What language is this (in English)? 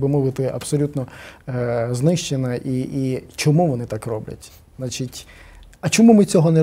Ukrainian